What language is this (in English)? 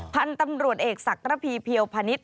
Thai